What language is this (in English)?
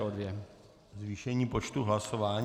Czech